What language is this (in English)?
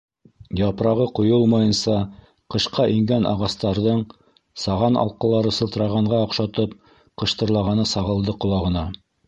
Bashkir